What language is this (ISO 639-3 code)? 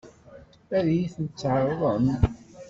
kab